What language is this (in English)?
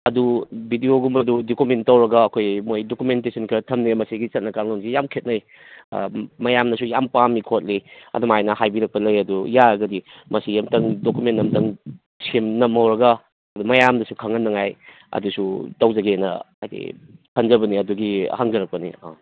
Manipuri